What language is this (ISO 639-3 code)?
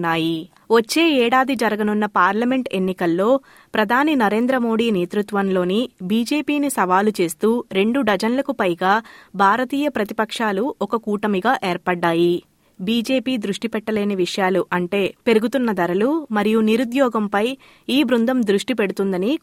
tel